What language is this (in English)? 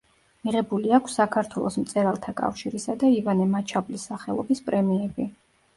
Georgian